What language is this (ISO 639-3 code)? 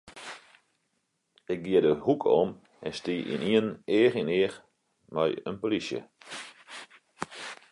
fry